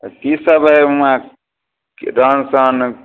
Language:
Maithili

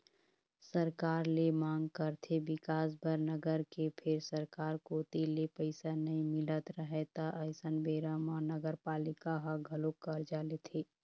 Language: Chhattisgarhi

